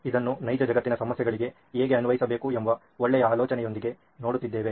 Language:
Kannada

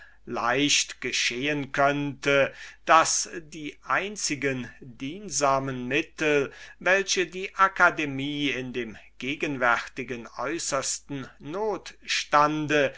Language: German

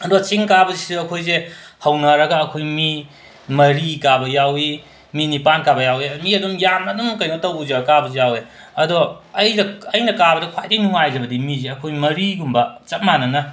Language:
Manipuri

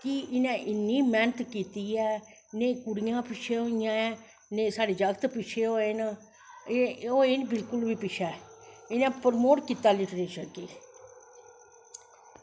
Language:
Dogri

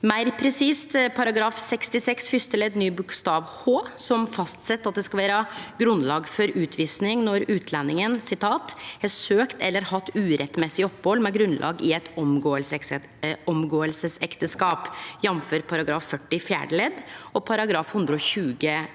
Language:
Norwegian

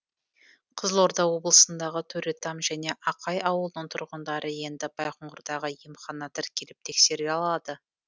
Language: Kazakh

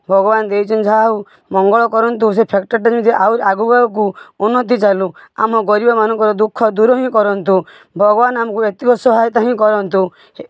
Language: Odia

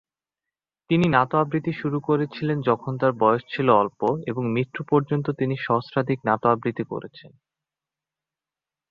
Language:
Bangla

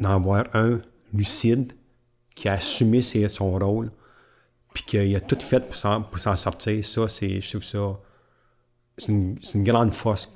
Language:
French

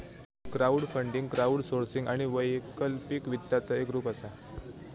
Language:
Marathi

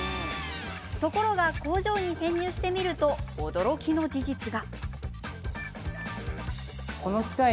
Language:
Japanese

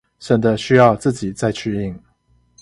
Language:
Chinese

